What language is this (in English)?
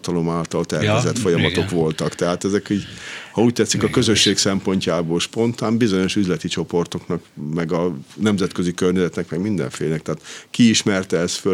Hungarian